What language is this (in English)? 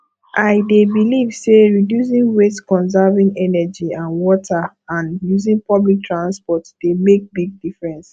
Nigerian Pidgin